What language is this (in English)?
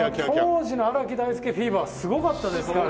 Japanese